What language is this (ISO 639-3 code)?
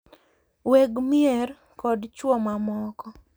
luo